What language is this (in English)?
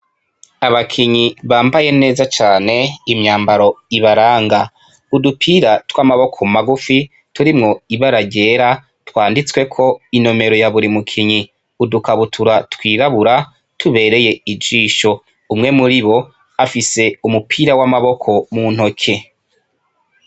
Rundi